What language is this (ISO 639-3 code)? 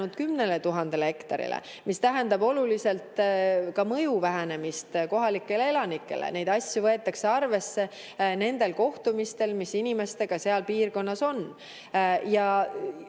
est